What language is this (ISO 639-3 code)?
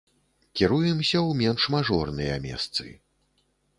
bel